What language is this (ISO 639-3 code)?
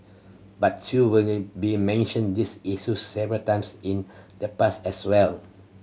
eng